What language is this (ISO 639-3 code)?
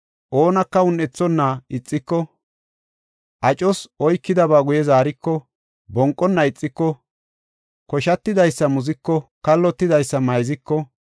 gof